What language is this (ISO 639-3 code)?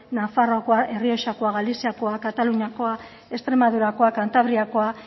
eus